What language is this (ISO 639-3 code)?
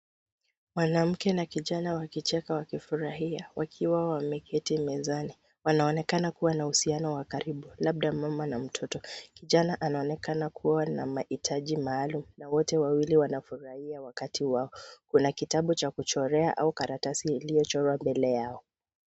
swa